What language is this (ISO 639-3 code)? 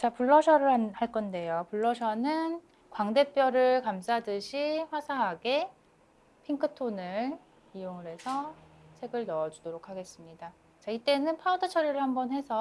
kor